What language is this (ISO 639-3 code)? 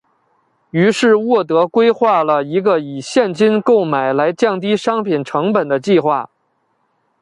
zho